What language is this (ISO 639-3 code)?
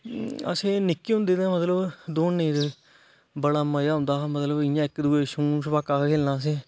doi